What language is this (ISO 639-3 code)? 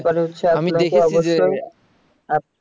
ben